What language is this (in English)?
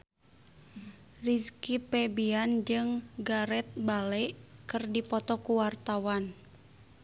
Sundanese